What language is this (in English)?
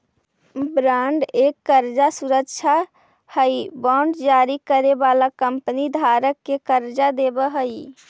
Magahi